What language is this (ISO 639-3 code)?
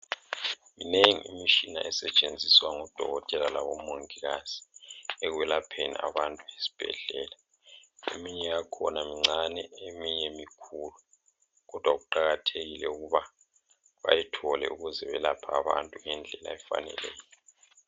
nde